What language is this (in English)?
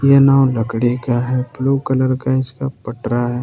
Hindi